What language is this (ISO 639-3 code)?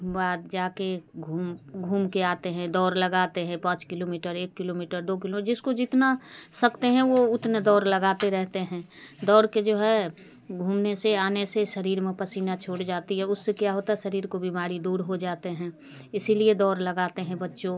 hin